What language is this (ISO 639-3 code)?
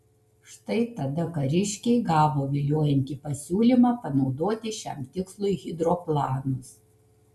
lit